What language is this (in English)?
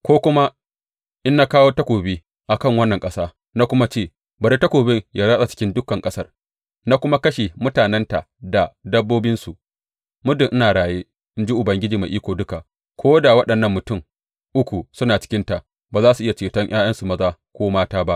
Hausa